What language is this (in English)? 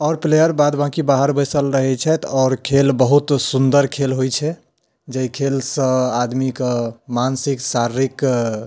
Maithili